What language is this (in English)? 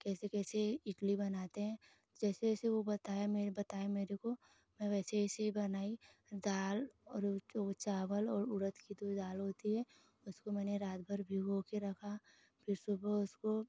Hindi